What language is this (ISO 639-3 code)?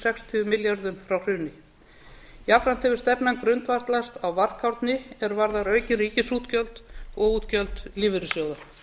isl